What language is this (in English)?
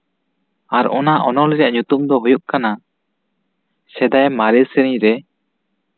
Santali